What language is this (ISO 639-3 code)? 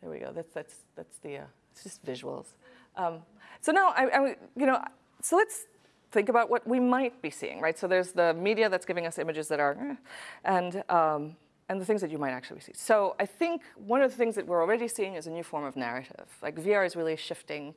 eng